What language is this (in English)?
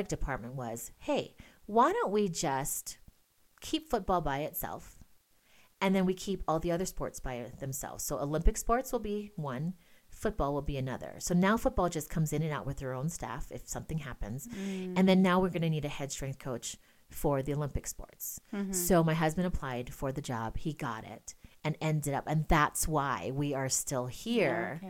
English